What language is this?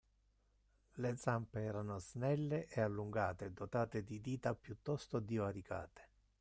Italian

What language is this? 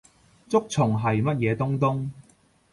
Cantonese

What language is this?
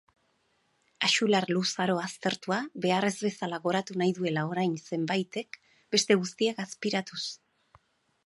Basque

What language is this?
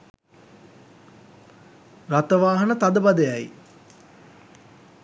Sinhala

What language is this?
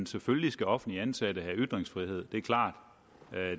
Danish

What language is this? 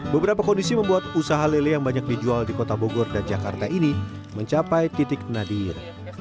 Indonesian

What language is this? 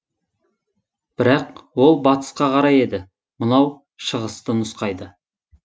Kazakh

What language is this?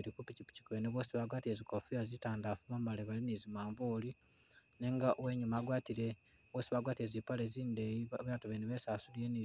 Masaaba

